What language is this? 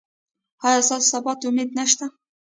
Pashto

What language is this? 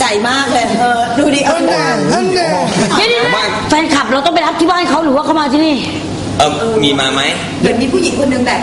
Thai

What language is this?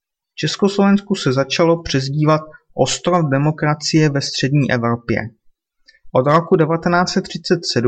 Czech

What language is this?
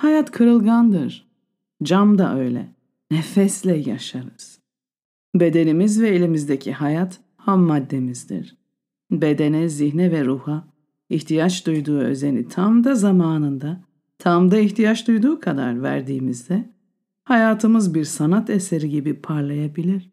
Turkish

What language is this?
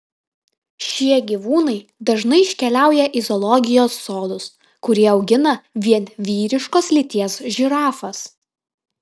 Lithuanian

